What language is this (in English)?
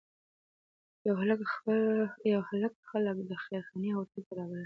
Pashto